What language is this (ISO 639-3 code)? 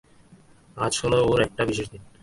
ben